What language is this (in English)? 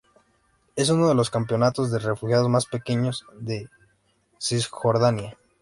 Spanish